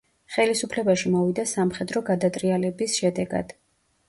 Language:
Georgian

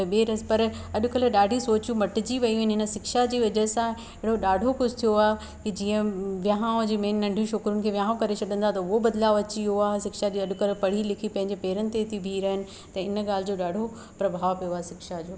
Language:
Sindhi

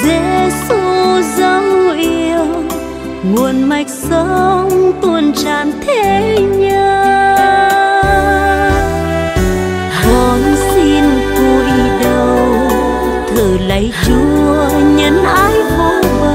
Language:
Vietnamese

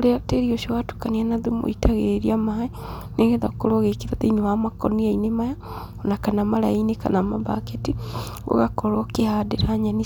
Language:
Kikuyu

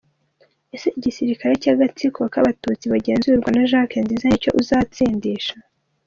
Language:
Kinyarwanda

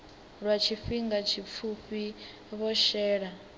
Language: Venda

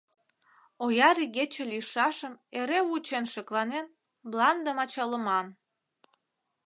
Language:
Mari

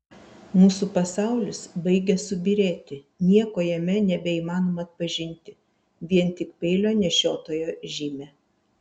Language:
Lithuanian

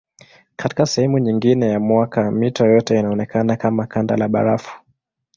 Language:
Swahili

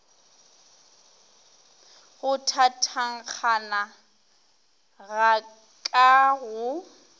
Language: Northern Sotho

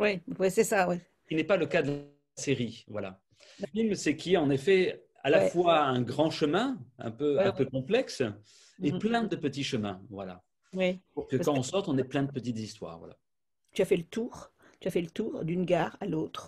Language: French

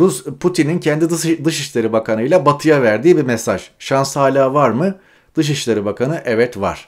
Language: Turkish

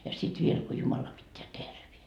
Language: Finnish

